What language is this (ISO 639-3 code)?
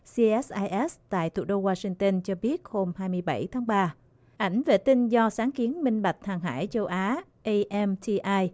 vie